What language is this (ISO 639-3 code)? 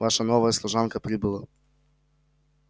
rus